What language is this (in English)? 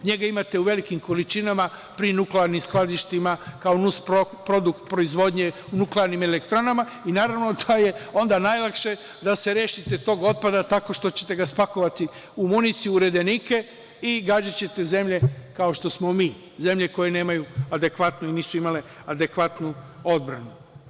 Serbian